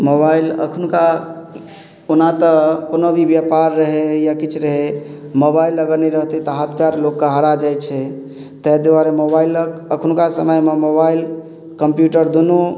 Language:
Maithili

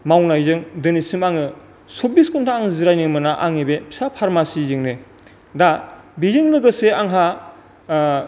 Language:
Bodo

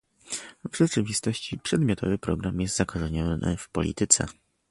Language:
Polish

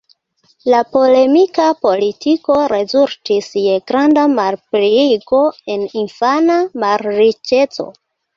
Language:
Esperanto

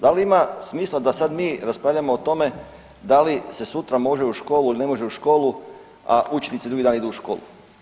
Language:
Croatian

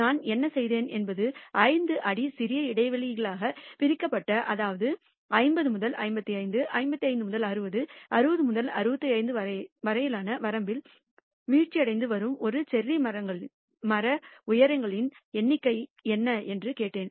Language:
Tamil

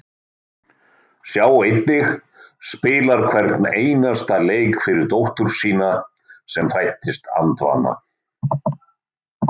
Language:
Icelandic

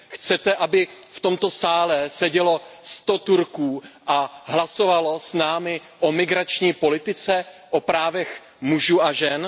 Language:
Czech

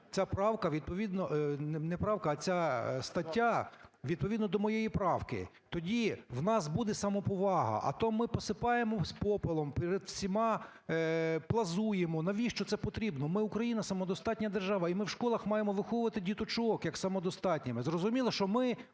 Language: Ukrainian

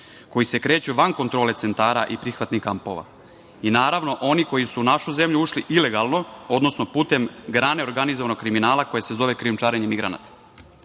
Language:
Serbian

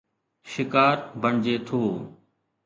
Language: Sindhi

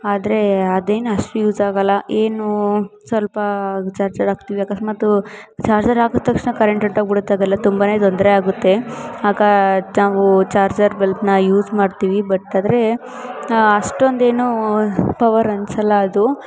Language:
Kannada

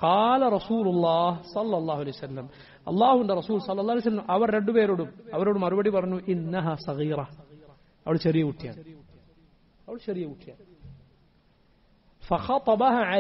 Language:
Arabic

